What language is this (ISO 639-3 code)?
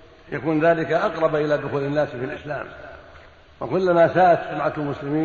ara